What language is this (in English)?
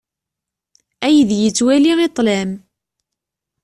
Kabyle